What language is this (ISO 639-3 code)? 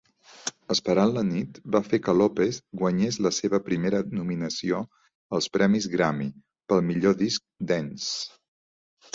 cat